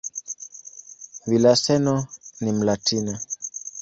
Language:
Swahili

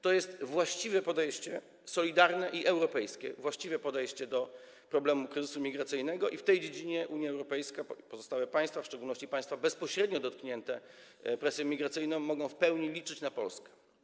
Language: Polish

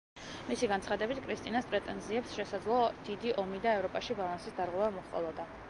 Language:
Georgian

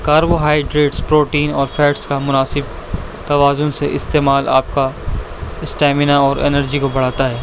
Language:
Urdu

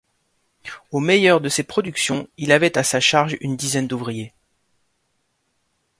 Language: French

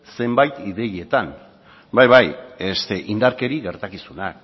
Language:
Basque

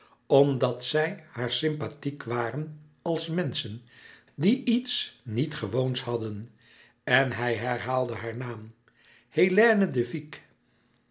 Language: Dutch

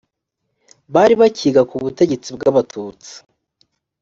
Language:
Kinyarwanda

